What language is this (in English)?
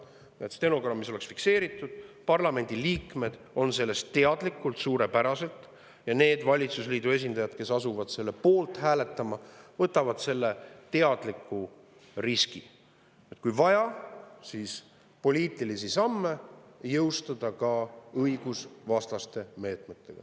Estonian